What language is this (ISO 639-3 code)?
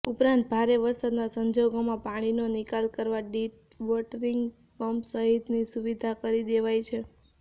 guj